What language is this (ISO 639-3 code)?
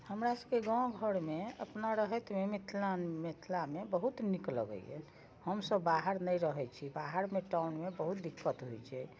mai